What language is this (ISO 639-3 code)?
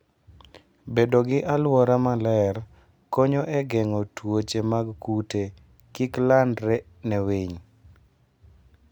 luo